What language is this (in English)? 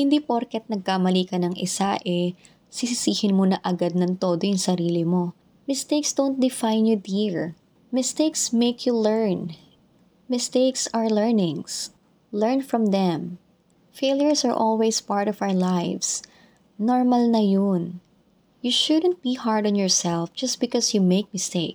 Filipino